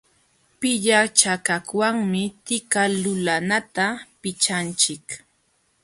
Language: Jauja Wanca Quechua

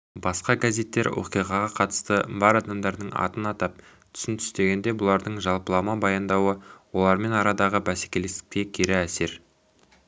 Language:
Kazakh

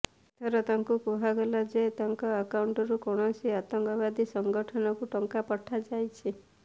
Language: Odia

